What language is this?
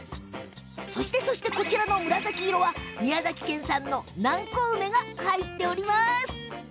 Japanese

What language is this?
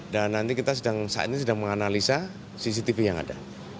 Indonesian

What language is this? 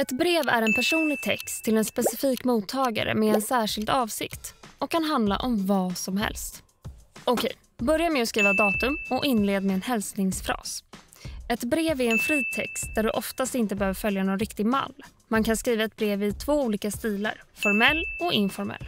Swedish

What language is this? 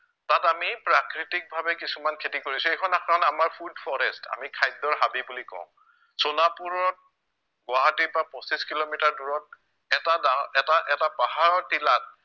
Assamese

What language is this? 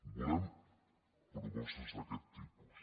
Catalan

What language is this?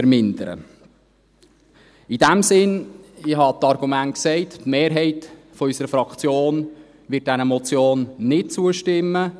Swiss German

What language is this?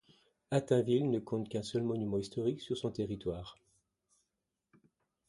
French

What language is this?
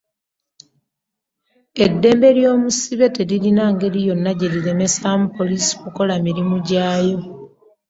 Ganda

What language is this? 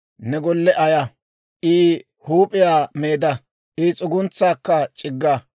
Dawro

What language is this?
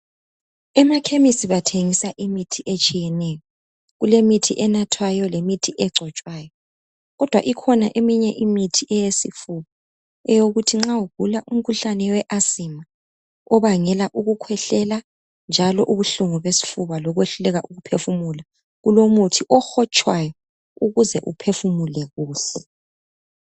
North Ndebele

